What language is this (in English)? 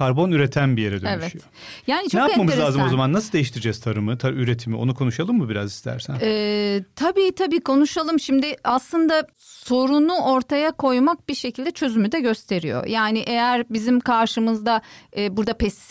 Turkish